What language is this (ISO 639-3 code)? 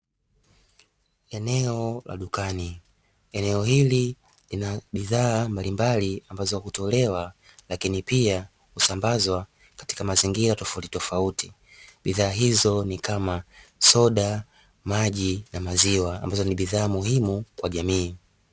swa